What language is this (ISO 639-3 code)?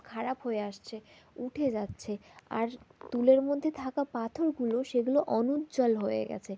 ben